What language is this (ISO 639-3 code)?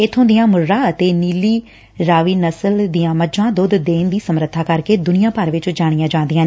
pan